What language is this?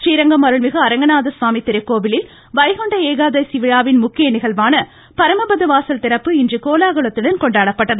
Tamil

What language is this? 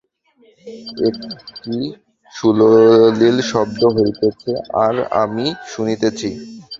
Bangla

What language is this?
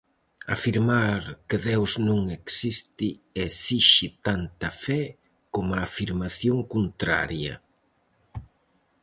Galician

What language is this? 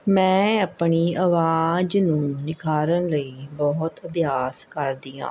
Punjabi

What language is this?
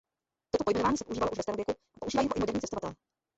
Czech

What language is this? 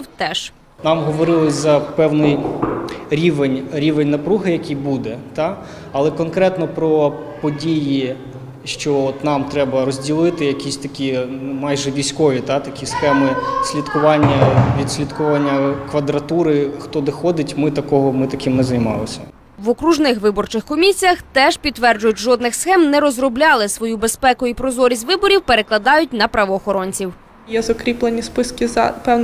Ukrainian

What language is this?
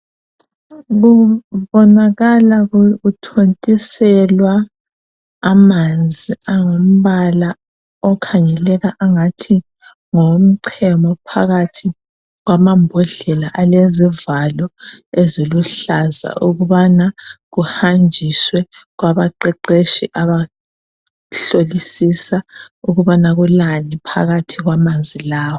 North Ndebele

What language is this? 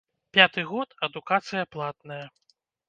Belarusian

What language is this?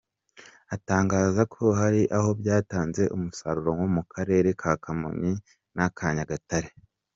Kinyarwanda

